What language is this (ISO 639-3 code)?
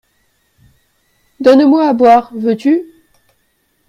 fra